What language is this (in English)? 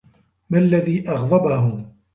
Arabic